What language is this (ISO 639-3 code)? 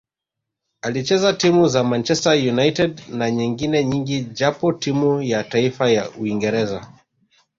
swa